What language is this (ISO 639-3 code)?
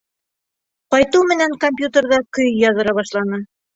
bak